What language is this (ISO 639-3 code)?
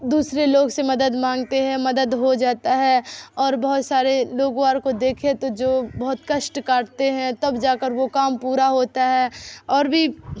urd